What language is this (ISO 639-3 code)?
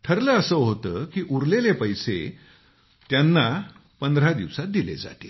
mar